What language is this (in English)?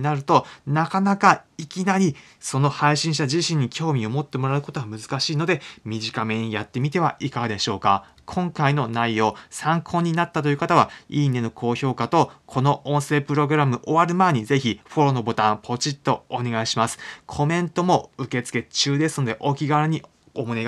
Japanese